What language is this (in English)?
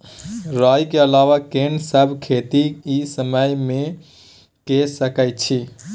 Maithili